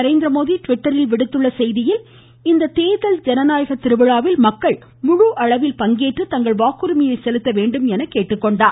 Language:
Tamil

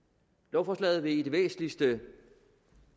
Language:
Danish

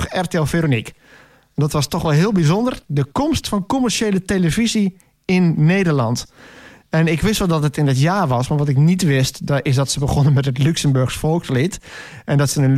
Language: Dutch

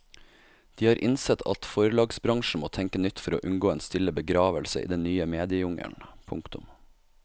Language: Norwegian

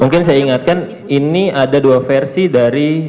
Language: Indonesian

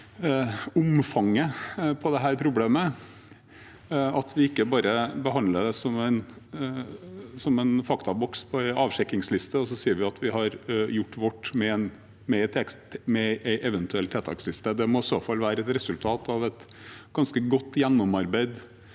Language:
Norwegian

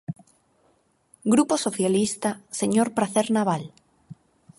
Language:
Galician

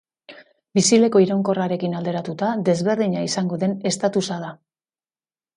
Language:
Basque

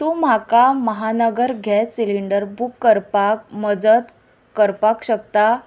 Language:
Konkani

